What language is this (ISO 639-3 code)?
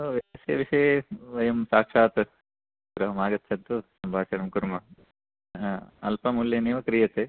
san